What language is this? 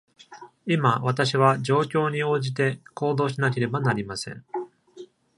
Japanese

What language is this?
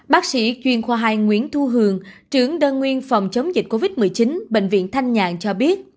Vietnamese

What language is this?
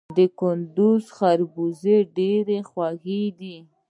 Pashto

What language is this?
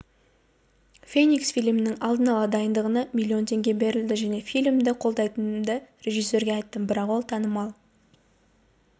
Kazakh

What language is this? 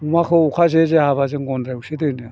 Bodo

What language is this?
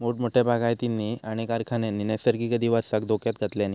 Marathi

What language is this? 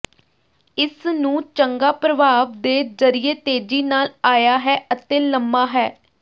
Punjabi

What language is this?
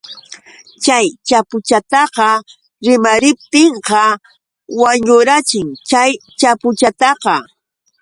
Yauyos Quechua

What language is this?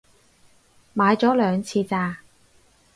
Cantonese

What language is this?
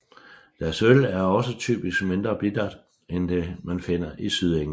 Danish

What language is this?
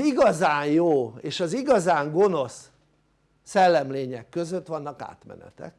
Hungarian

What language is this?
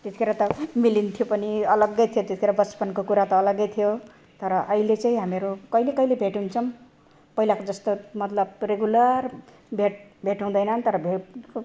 Nepali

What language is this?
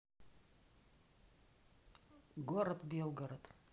Russian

